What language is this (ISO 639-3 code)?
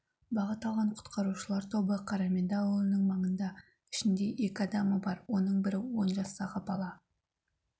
kaz